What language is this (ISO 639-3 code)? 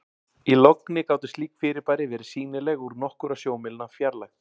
isl